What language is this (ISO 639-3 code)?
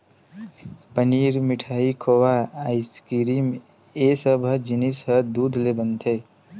hne